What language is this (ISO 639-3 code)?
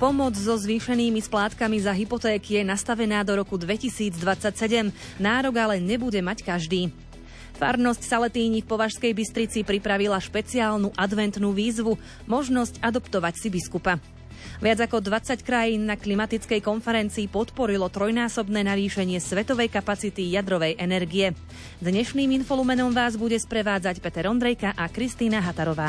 slk